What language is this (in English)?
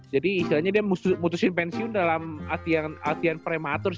Indonesian